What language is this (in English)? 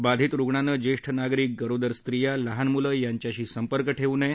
Marathi